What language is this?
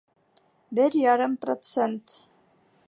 Bashkir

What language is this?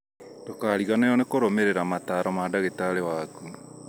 Kikuyu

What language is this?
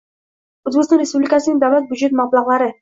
Uzbek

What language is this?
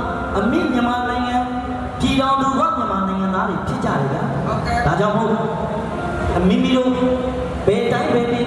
Indonesian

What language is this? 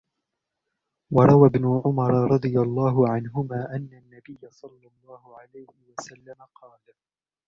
Arabic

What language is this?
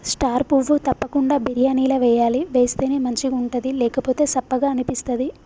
Telugu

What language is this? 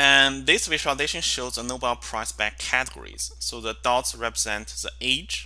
English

